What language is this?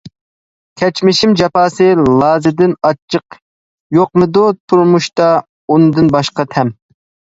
Uyghur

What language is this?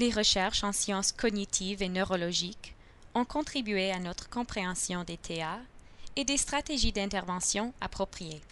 French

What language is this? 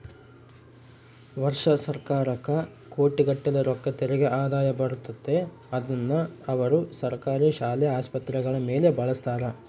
Kannada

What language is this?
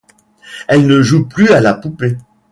French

